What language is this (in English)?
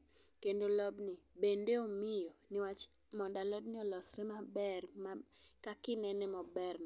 Luo (Kenya and Tanzania)